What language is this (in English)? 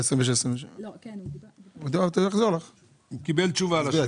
Hebrew